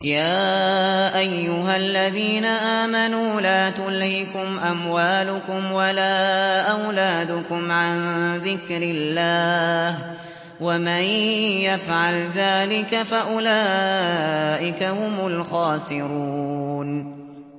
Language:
Arabic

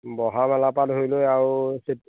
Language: Assamese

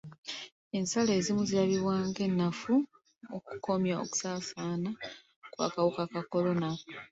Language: Ganda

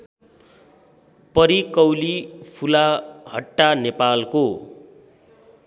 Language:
Nepali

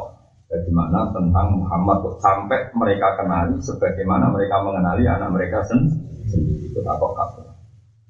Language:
Malay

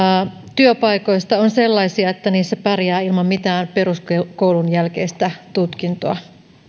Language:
Finnish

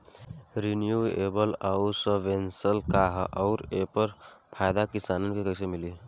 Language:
Bhojpuri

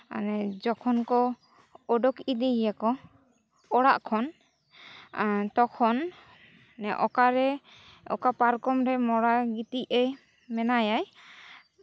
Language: Santali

